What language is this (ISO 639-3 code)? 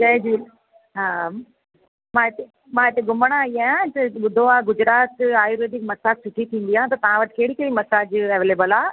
snd